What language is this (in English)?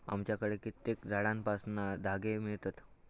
Marathi